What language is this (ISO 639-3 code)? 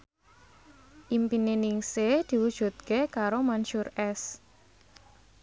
jav